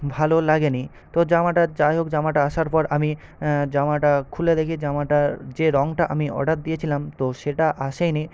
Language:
Bangla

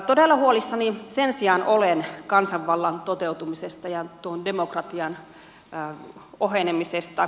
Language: Finnish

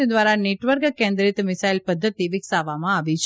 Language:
Gujarati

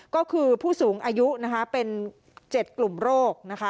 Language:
Thai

